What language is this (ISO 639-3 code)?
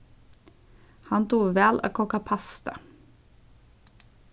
fao